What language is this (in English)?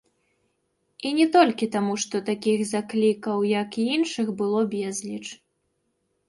Belarusian